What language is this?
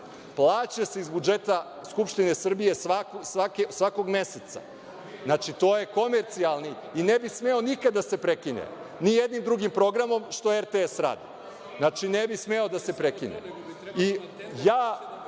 Serbian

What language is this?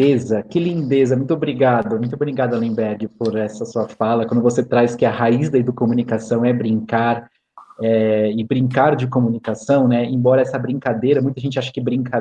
Portuguese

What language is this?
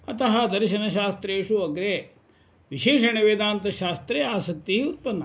Sanskrit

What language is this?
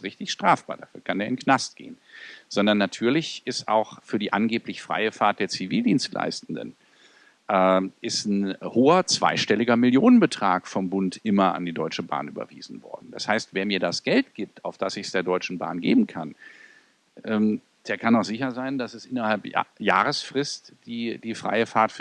German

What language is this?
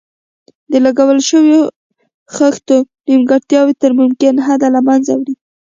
Pashto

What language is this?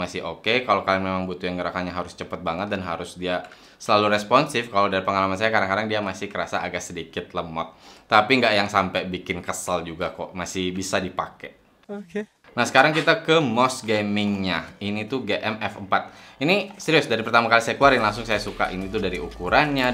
Indonesian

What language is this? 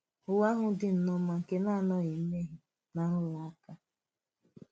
Igbo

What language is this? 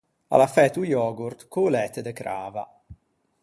Ligurian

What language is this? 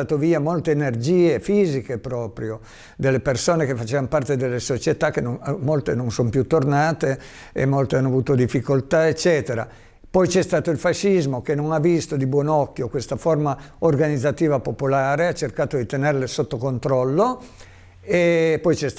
Italian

